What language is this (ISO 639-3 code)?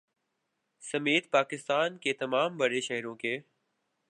urd